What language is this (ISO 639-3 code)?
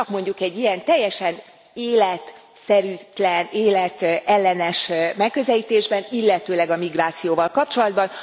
hun